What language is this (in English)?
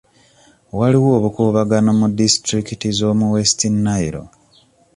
Ganda